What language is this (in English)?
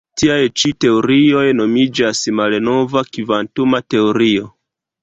Esperanto